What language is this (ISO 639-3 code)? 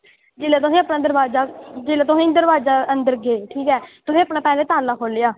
doi